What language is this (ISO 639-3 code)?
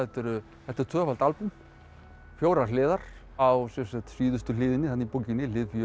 isl